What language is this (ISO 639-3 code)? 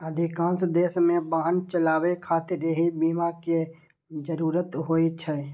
mai